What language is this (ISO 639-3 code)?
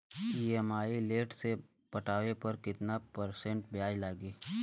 bho